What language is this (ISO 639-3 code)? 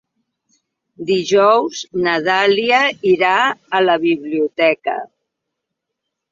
cat